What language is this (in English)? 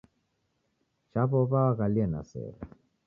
Taita